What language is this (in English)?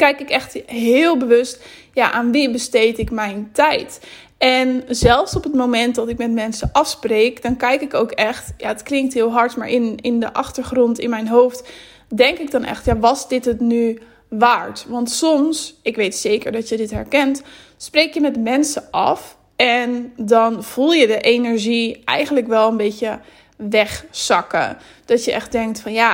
Dutch